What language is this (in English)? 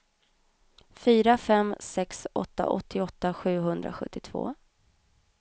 Swedish